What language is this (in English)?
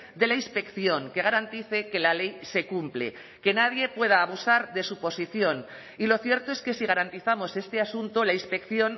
Spanish